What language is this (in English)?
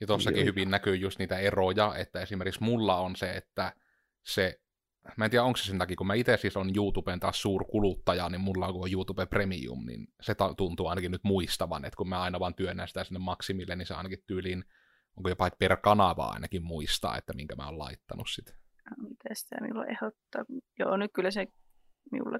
Finnish